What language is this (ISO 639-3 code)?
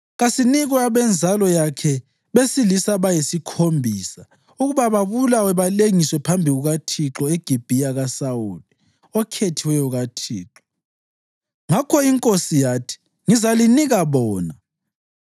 nde